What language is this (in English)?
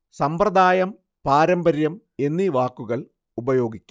Malayalam